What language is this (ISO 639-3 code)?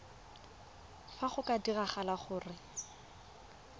tsn